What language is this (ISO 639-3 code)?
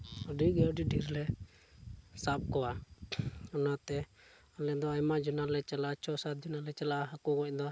sat